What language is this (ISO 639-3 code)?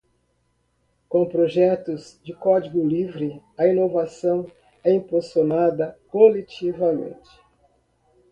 por